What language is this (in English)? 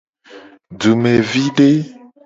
Gen